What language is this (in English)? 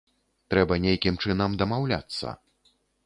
Belarusian